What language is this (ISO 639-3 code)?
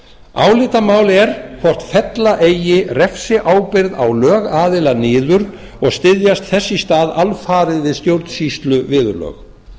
isl